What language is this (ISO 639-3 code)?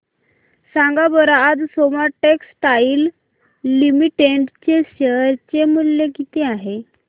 mar